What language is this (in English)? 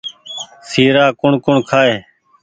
Goaria